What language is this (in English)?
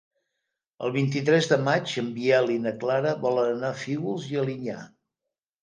Catalan